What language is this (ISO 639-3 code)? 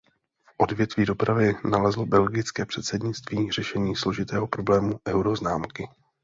ces